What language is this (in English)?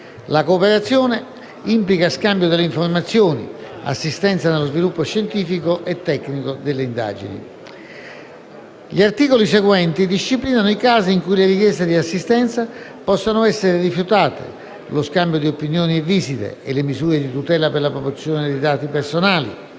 Italian